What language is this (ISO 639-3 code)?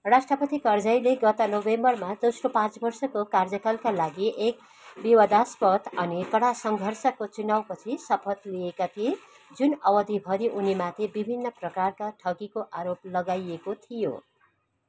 nep